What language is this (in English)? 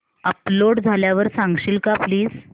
Marathi